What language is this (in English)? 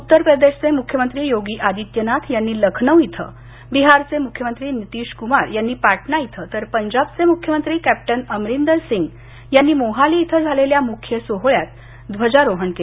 Marathi